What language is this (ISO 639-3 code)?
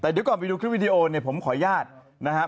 tha